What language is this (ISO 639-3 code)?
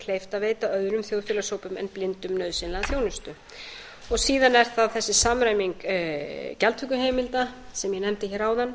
isl